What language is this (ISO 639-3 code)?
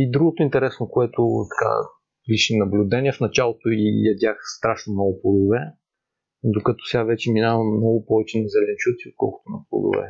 bul